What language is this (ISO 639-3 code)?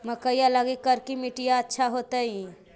mag